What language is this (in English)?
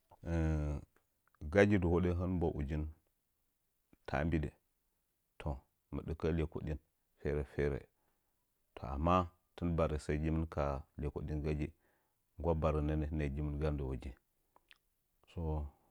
Nzanyi